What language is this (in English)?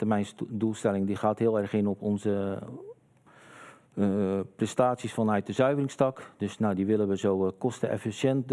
Dutch